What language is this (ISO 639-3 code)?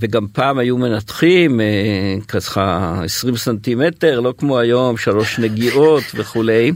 heb